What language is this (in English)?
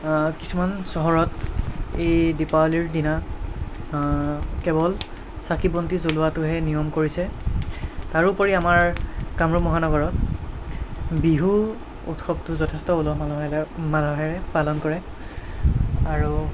Assamese